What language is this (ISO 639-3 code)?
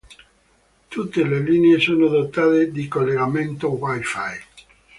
ita